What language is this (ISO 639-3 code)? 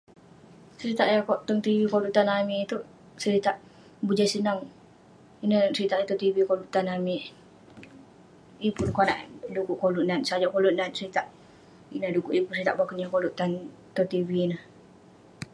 pne